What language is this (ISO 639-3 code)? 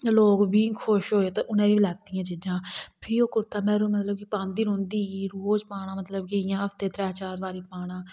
doi